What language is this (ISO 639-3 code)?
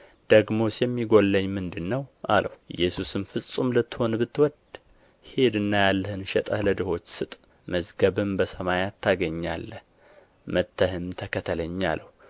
amh